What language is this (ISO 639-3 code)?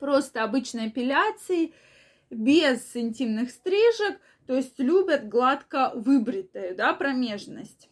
rus